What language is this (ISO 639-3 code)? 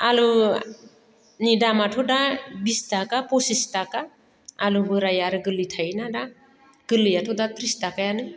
brx